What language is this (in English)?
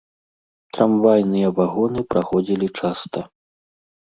Belarusian